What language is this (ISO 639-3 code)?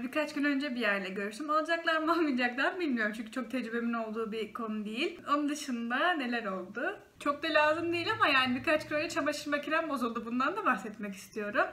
tur